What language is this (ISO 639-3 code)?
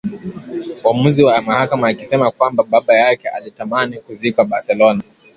swa